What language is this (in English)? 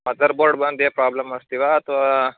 Sanskrit